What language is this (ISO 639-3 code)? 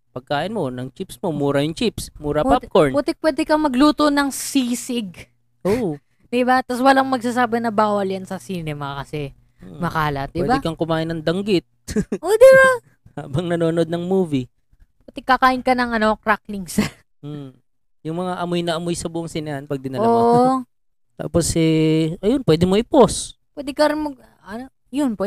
fil